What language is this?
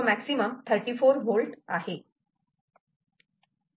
Marathi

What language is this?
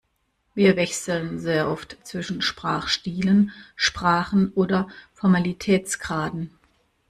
German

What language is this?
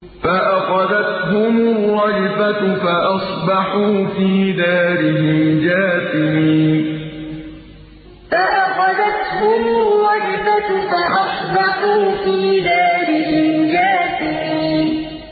Arabic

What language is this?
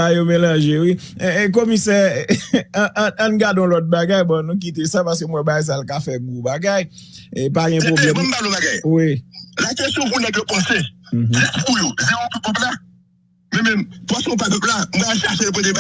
French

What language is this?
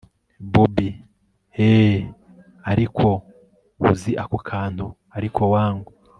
Kinyarwanda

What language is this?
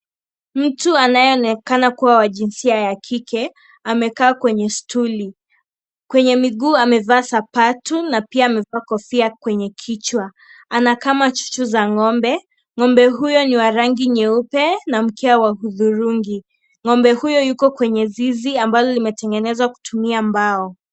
Swahili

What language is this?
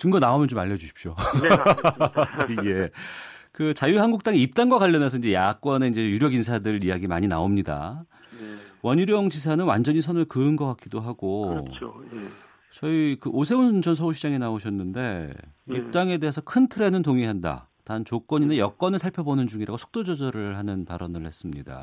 Korean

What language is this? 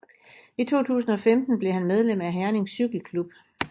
Danish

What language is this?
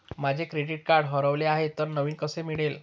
Marathi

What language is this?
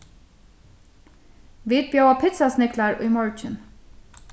Faroese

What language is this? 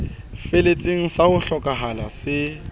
Southern Sotho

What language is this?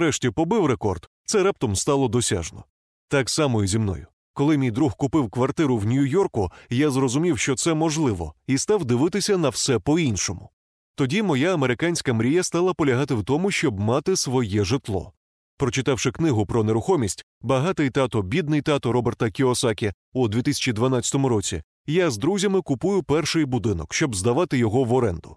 Ukrainian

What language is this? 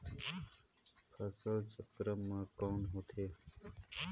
Chhattisgarhi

